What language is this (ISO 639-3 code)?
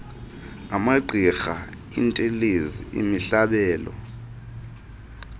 xho